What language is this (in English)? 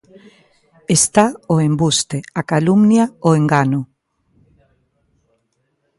Galician